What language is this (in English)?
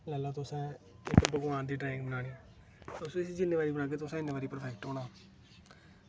Dogri